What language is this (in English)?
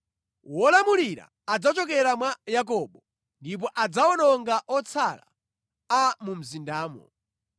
Nyanja